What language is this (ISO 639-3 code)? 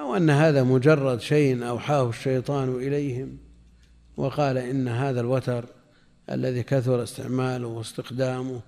ara